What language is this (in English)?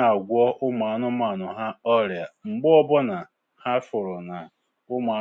Igbo